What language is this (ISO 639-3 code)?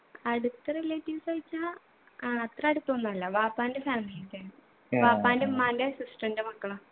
mal